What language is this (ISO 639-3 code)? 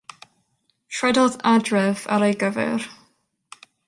cym